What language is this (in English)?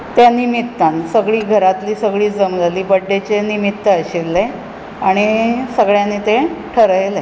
Konkani